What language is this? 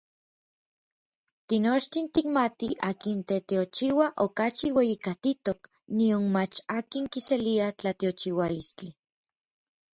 Orizaba Nahuatl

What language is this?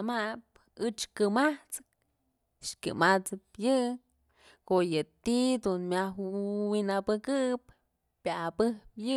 Mazatlán Mixe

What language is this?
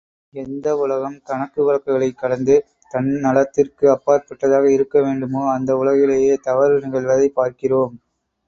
Tamil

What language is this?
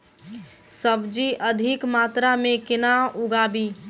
Maithili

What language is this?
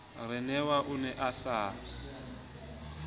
Southern Sotho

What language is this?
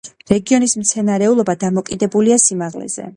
Georgian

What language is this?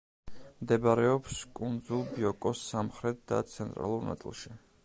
Georgian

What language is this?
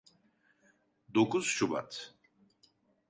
Turkish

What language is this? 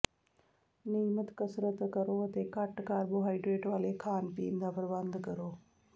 Punjabi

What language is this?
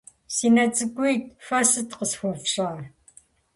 Kabardian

